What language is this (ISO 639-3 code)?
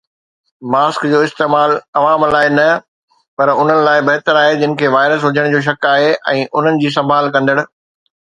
snd